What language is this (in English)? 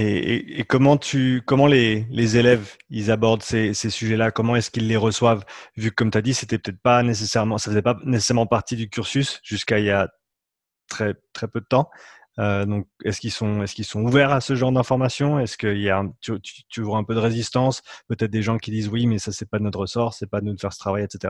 French